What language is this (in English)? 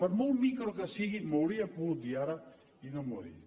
Catalan